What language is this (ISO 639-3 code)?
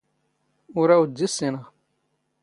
zgh